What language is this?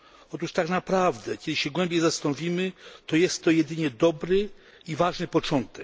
Polish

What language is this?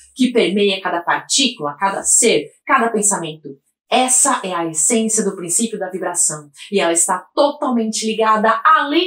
Portuguese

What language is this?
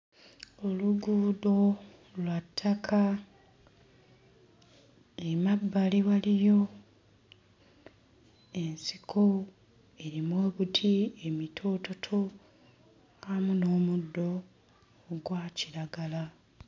Ganda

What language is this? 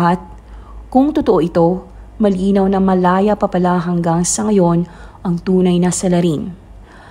Filipino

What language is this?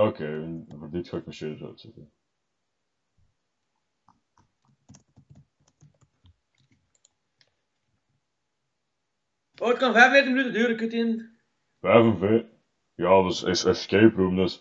Dutch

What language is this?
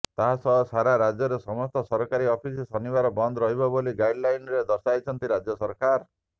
Odia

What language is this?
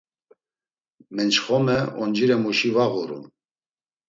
Laz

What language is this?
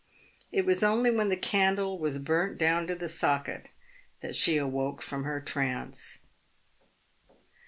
English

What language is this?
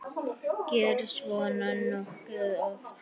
Icelandic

